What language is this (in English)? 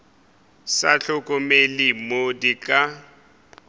Northern Sotho